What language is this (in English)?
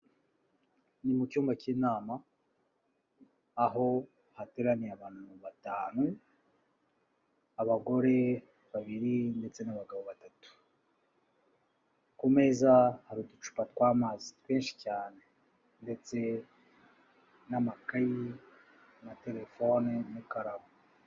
Kinyarwanda